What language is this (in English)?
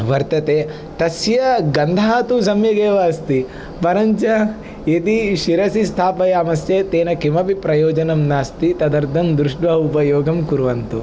Sanskrit